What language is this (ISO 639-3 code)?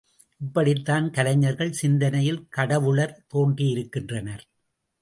tam